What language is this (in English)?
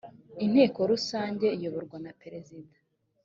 Kinyarwanda